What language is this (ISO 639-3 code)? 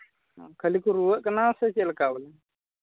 sat